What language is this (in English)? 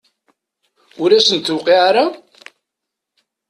Kabyle